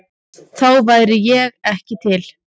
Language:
Icelandic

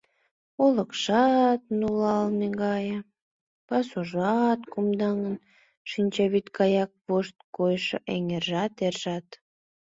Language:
Mari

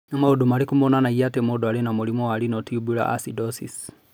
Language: Kikuyu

